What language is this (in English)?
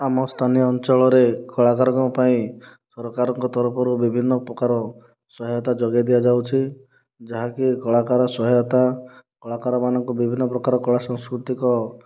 Odia